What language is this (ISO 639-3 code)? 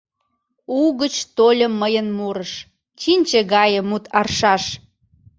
chm